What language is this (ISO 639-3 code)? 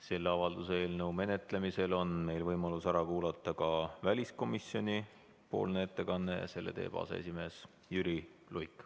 est